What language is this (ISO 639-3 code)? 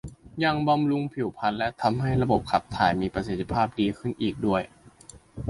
tha